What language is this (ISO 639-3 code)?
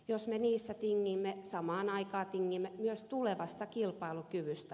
fin